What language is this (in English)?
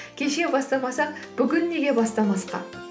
Kazakh